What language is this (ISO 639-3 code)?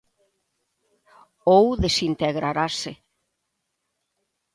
glg